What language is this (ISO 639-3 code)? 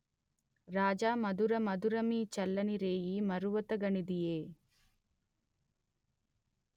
tel